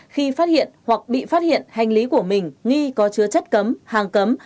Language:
Vietnamese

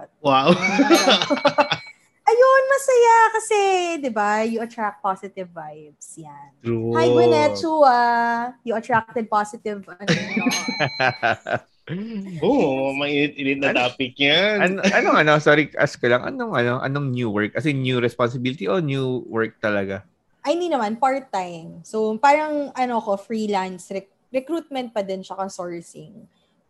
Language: Filipino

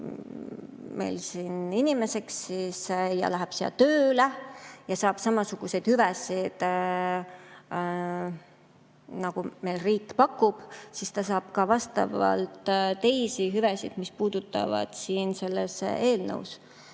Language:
Estonian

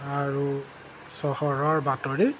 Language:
Assamese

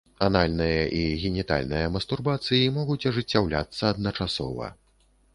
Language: Belarusian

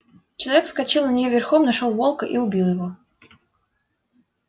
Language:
Russian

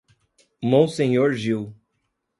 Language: Portuguese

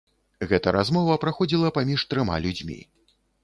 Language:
Belarusian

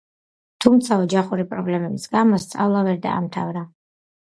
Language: Georgian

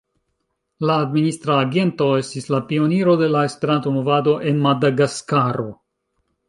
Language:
Esperanto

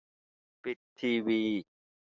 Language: Thai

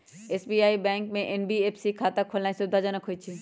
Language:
Magahi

